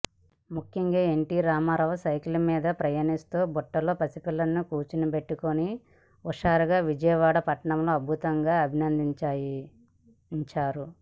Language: Telugu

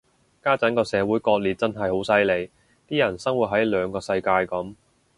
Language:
Cantonese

